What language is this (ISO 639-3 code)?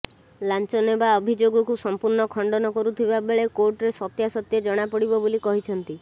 ori